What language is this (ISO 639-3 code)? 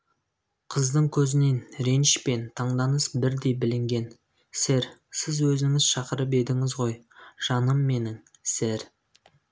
kaz